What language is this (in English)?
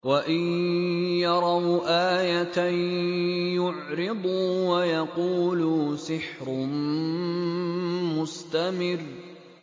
Arabic